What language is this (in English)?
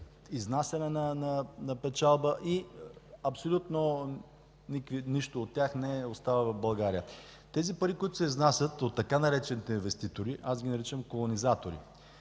Bulgarian